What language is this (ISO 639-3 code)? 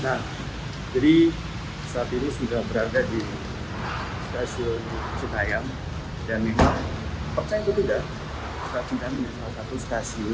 ind